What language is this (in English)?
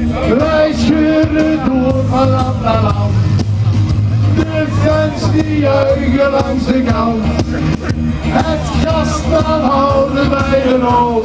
Dutch